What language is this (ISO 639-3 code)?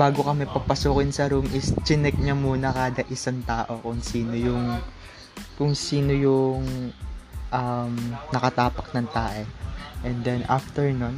fil